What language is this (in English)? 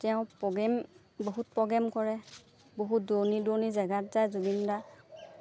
Assamese